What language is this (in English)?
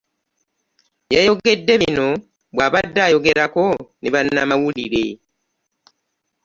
Ganda